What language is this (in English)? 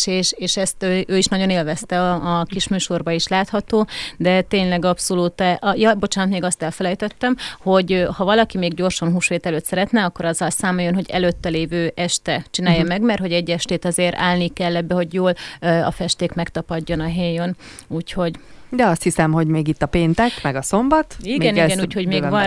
Hungarian